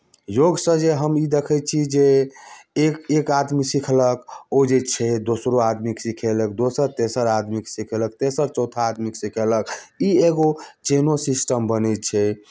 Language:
Maithili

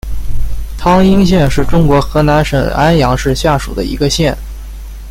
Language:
Chinese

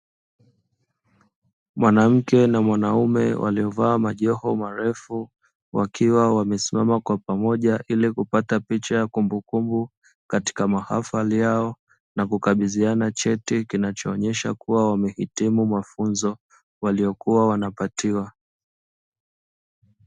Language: Swahili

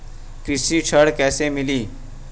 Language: Bhojpuri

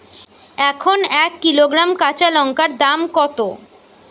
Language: Bangla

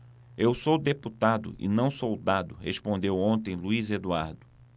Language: Portuguese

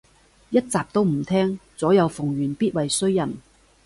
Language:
Cantonese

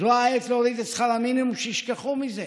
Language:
Hebrew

